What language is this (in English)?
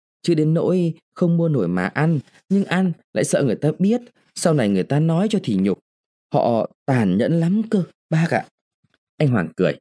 Vietnamese